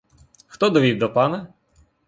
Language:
Ukrainian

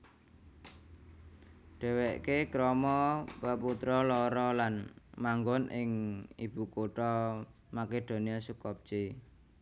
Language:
Javanese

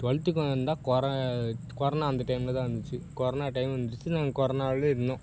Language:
Tamil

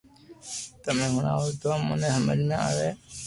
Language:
Loarki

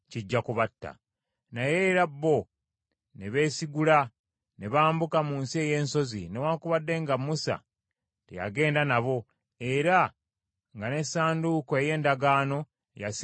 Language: Ganda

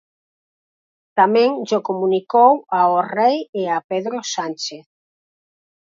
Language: Galician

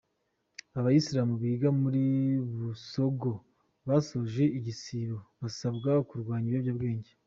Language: Kinyarwanda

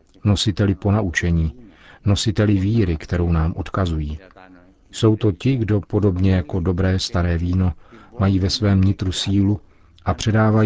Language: Czech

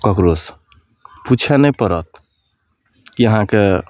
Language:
Maithili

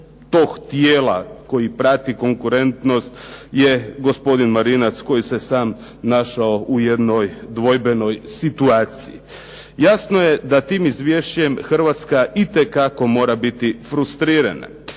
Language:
Croatian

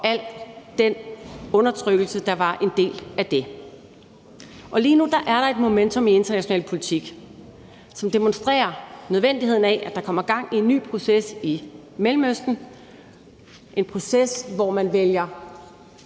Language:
Danish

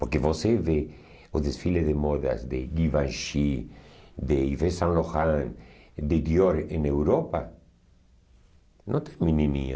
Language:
Portuguese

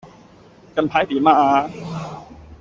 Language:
Cantonese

